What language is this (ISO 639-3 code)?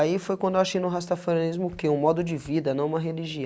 por